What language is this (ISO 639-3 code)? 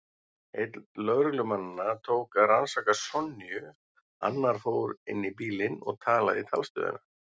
isl